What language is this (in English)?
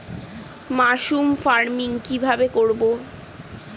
Bangla